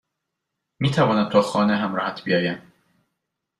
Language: Persian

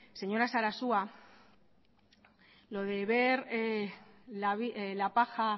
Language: Spanish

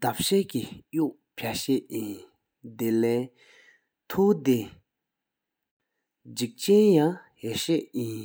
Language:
Sikkimese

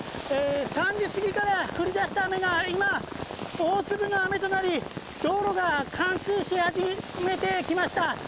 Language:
Japanese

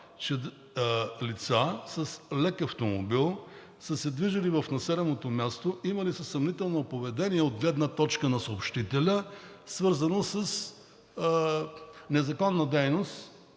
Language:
Bulgarian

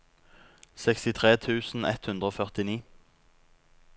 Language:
Norwegian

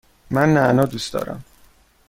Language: Persian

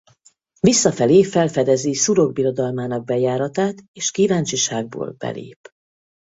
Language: Hungarian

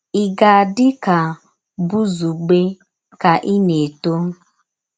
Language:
Igbo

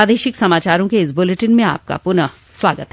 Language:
Hindi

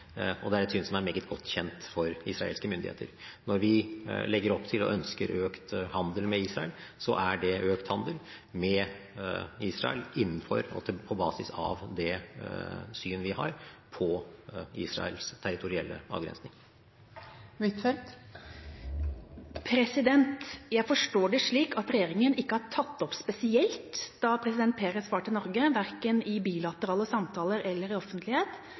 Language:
Norwegian Bokmål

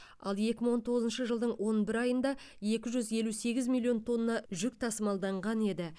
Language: Kazakh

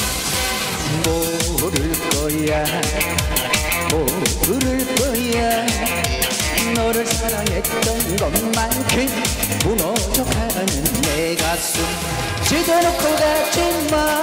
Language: Arabic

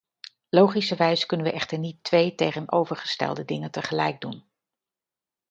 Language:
Dutch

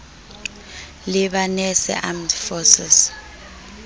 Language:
Southern Sotho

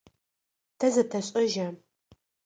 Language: Adyghe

